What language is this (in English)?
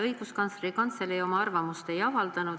Estonian